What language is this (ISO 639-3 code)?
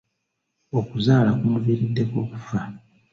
lug